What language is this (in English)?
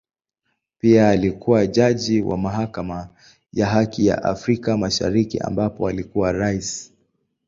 Swahili